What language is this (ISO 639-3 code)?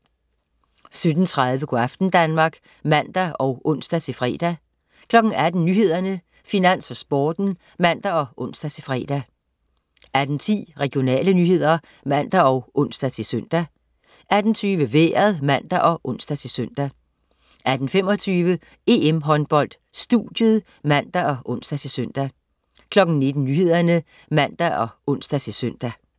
dan